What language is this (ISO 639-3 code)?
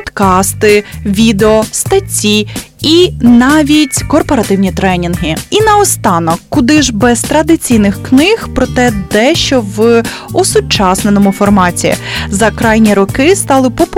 ukr